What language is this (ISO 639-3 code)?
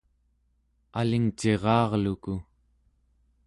esu